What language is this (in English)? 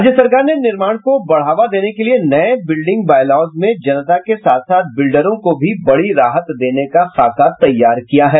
Hindi